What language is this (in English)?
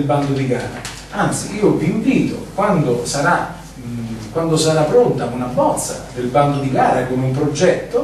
Italian